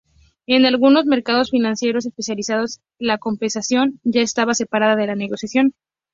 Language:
Spanish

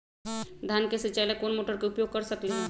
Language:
Magahi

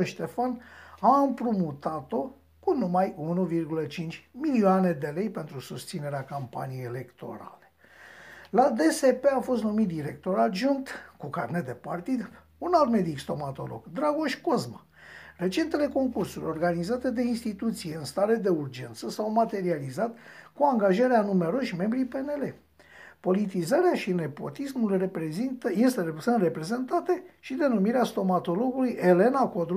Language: Romanian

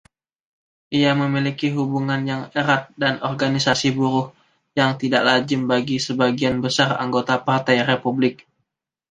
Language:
Indonesian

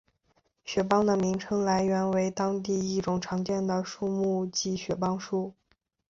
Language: Chinese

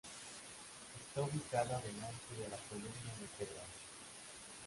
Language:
Spanish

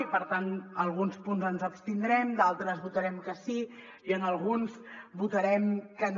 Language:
Catalan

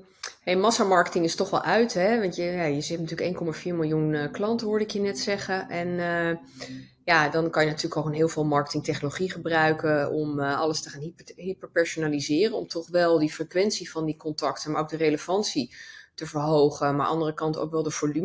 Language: Dutch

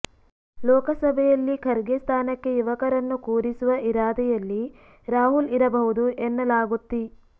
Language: Kannada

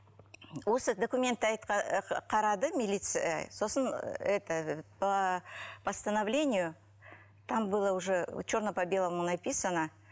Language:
Kazakh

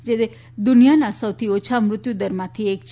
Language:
Gujarati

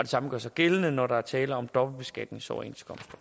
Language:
Danish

